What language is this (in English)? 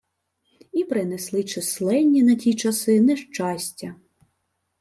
Ukrainian